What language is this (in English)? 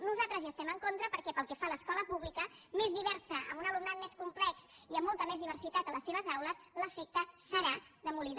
Catalan